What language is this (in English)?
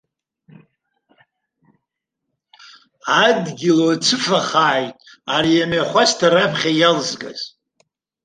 Abkhazian